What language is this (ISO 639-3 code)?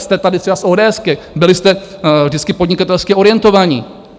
ces